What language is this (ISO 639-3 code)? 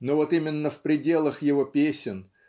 rus